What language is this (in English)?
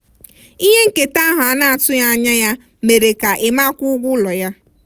Igbo